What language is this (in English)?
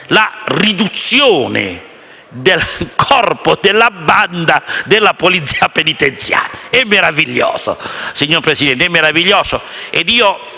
Italian